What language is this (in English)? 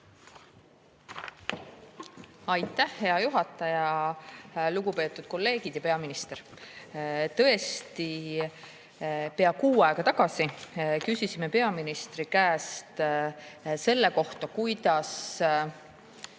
Estonian